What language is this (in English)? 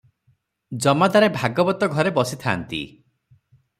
Odia